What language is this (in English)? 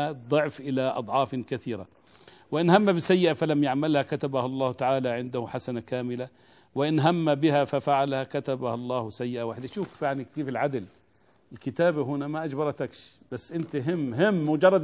Arabic